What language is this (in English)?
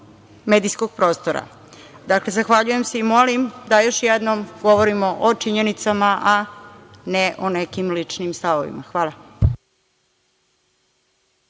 Serbian